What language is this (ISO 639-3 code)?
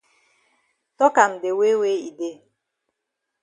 wes